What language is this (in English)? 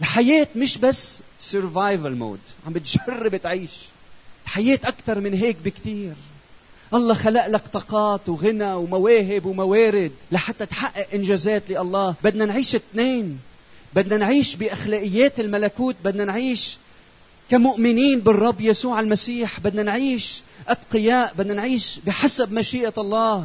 Arabic